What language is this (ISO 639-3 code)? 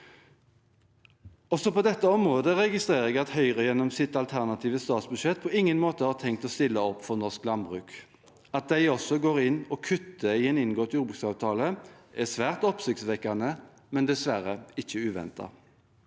nor